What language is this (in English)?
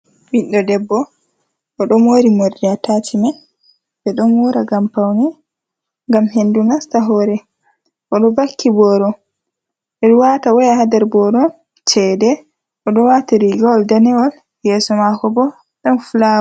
Fula